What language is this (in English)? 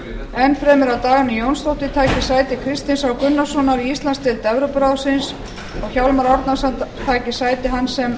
Icelandic